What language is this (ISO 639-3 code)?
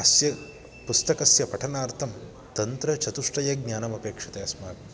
san